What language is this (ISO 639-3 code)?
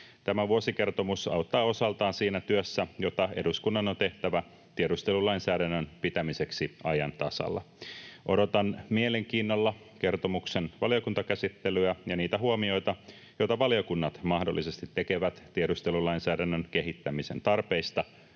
fin